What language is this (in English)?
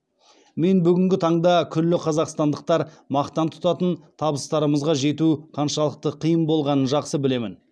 Kazakh